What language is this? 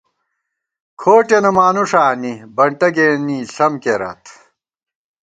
Gawar-Bati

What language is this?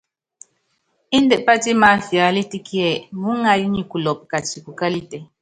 Yangben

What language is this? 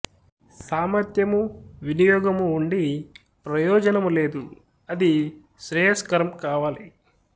Telugu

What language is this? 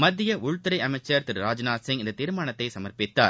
Tamil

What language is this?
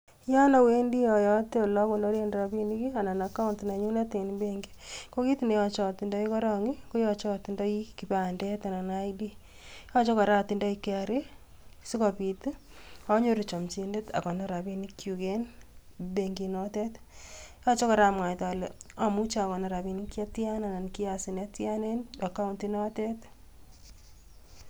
Kalenjin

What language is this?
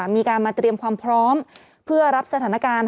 Thai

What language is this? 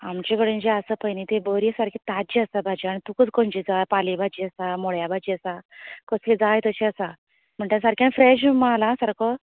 Konkani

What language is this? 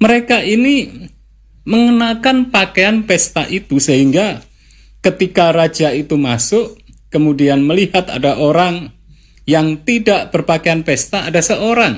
Indonesian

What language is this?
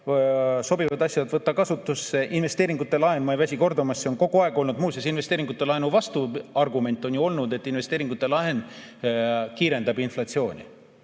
Estonian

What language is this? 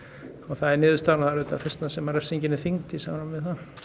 Icelandic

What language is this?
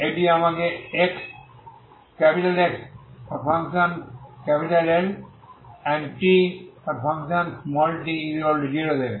Bangla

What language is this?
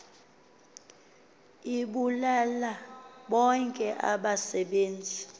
Xhosa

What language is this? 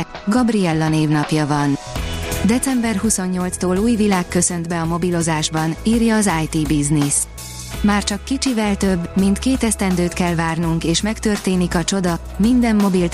Hungarian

